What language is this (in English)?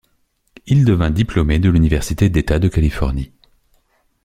French